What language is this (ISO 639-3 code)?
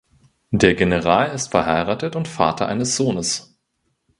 deu